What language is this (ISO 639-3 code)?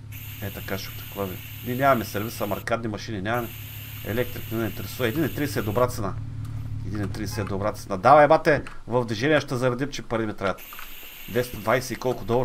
bul